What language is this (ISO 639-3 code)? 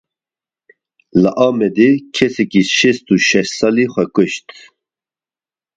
kur